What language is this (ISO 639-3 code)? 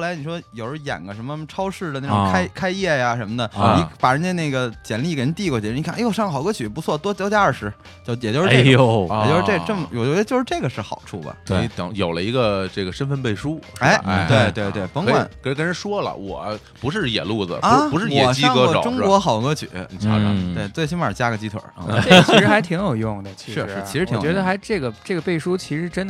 zho